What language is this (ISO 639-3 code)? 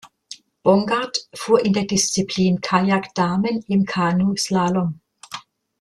deu